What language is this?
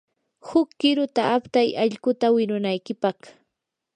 Yanahuanca Pasco Quechua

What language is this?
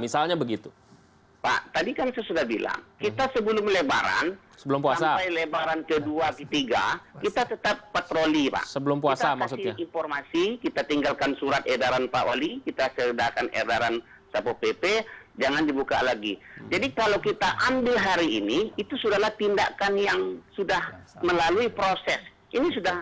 Indonesian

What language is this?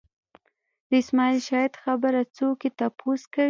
Pashto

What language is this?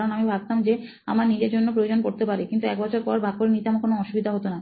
Bangla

